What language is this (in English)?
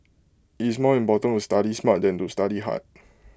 English